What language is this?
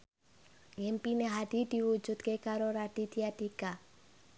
Javanese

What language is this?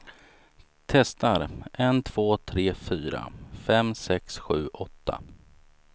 Swedish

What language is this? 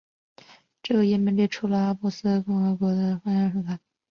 Chinese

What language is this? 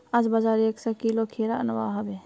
Magahi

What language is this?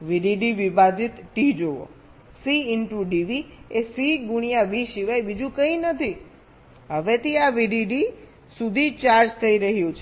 Gujarati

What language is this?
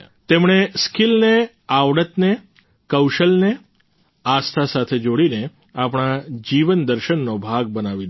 Gujarati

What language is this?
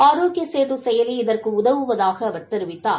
Tamil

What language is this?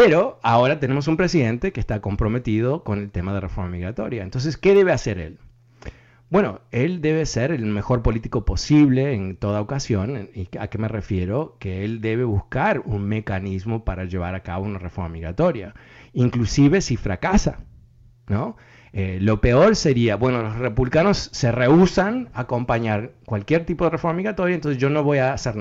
Spanish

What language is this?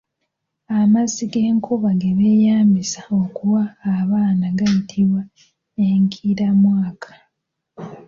Ganda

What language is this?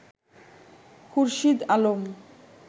Bangla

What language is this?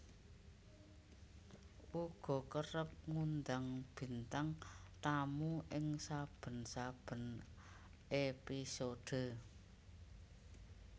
Javanese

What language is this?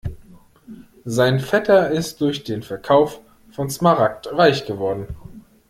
German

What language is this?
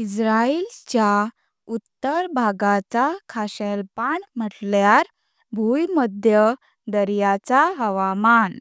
Konkani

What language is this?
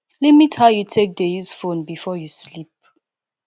Nigerian Pidgin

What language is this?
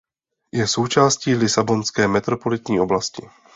Czech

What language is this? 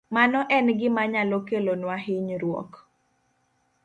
Luo (Kenya and Tanzania)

